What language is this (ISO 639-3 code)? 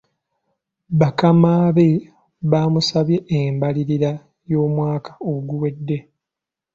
lug